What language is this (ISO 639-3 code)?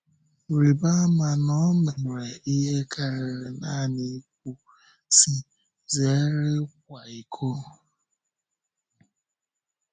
ibo